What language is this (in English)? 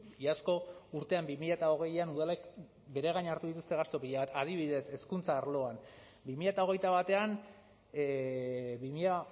Basque